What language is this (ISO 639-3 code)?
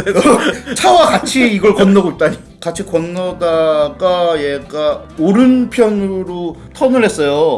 kor